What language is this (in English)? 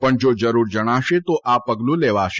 Gujarati